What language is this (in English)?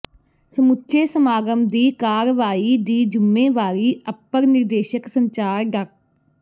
Punjabi